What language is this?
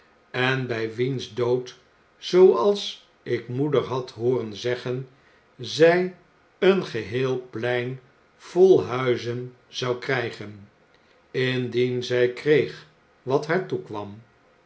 Dutch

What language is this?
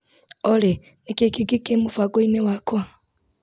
Kikuyu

